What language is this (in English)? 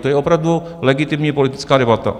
Czech